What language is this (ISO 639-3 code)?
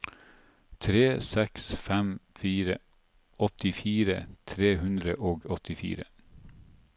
nor